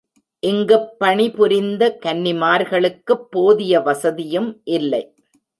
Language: Tamil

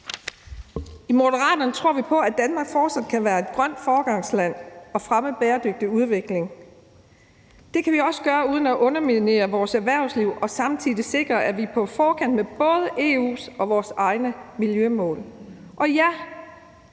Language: Danish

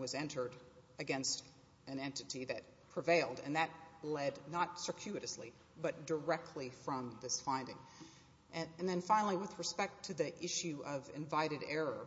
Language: English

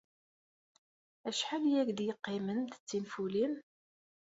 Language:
Kabyle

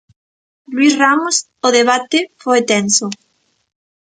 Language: Galician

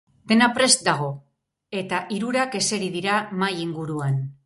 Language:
Basque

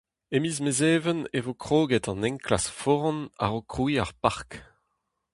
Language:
Breton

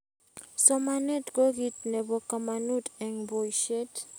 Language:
Kalenjin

